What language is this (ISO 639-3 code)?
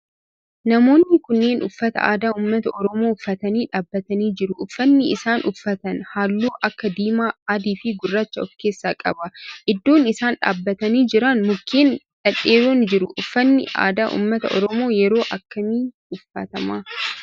orm